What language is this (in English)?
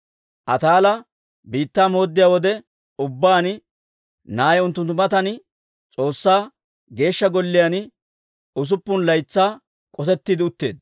Dawro